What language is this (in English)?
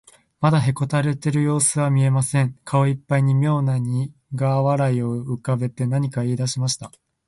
Japanese